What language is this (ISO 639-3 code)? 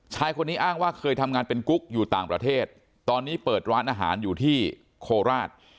tha